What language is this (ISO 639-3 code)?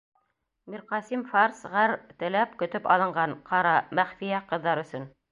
bak